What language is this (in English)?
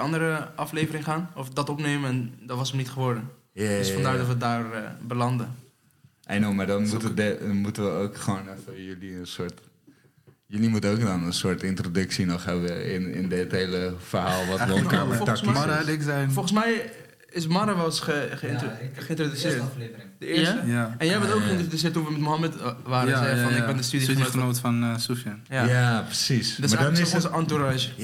Dutch